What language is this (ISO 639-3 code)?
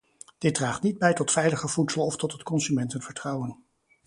nld